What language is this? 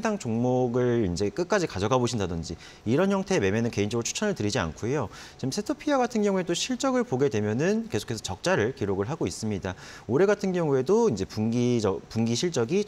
Korean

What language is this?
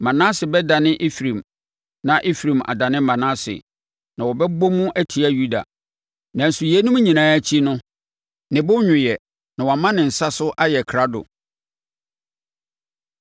Akan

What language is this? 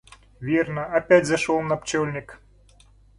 Russian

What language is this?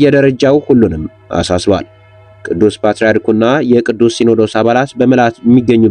Arabic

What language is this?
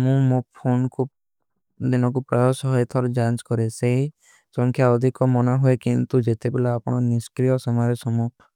Kui (India)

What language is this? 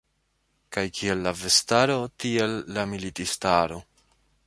Esperanto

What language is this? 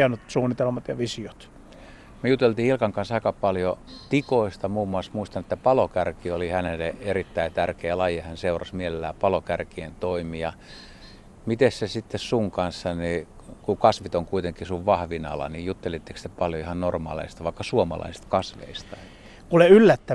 Finnish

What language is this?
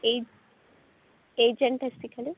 Sanskrit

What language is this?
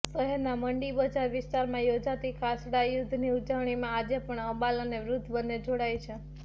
Gujarati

